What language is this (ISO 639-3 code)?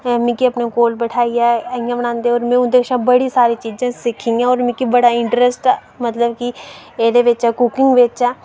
doi